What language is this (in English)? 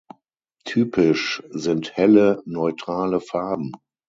German